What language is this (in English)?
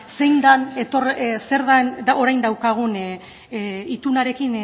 Basque